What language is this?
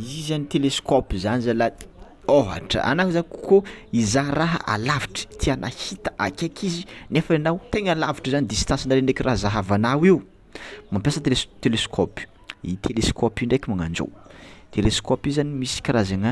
Tsimihety Malagasy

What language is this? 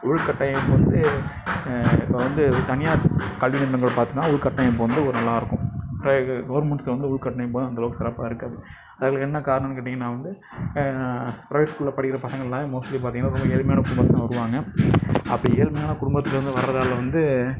Tamil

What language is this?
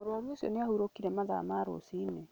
Kikuyu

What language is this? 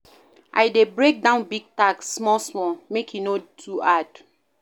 Nigerian Pidgin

